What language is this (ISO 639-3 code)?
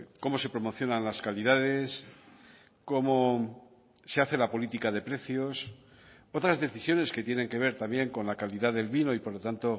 spa